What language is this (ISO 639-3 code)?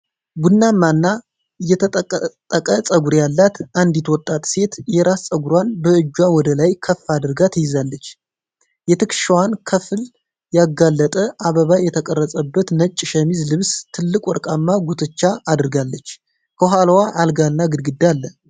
amh